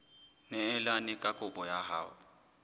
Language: Southern Sotho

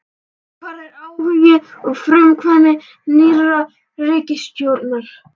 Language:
Icelandic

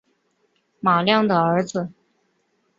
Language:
Chinese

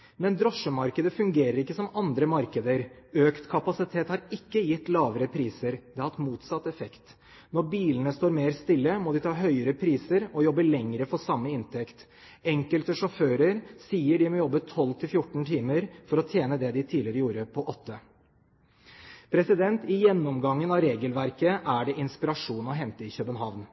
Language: Norwegian Bokmål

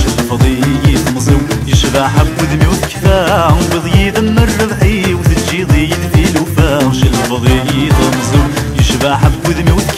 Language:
Arabic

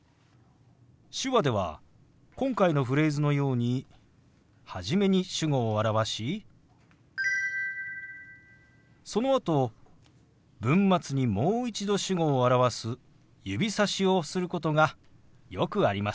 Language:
Japanese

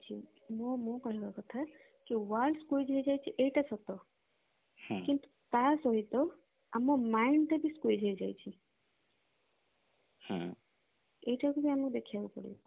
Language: Odia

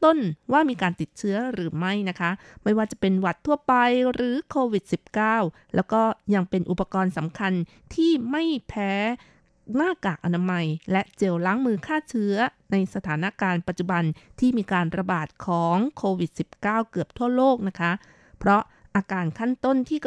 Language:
Thai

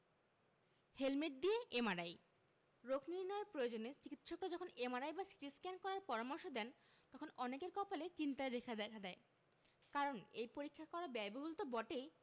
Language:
Bangla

